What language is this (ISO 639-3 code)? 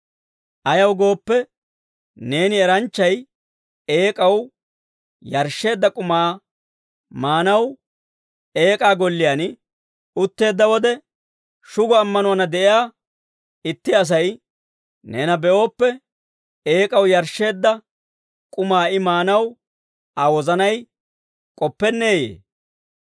dwr